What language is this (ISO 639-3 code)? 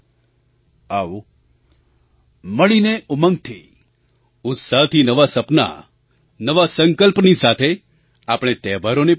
guj